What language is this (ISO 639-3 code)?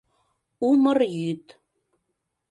chm